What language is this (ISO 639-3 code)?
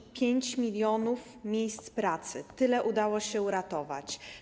pol